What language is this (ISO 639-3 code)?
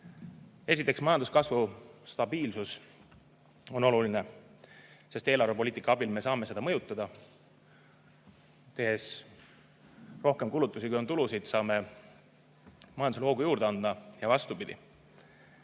est